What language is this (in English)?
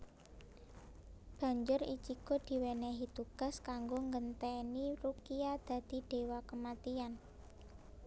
Javanese